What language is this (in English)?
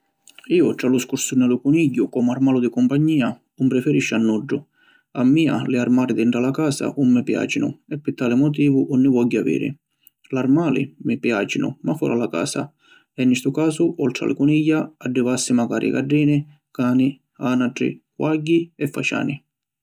Sicilian